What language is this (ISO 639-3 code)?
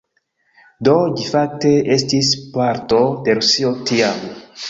epo